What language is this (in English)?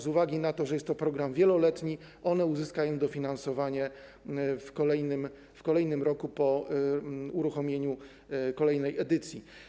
Polish